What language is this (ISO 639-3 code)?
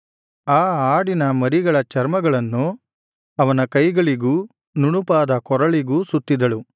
kan